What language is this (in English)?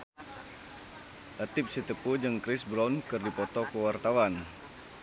Sundanese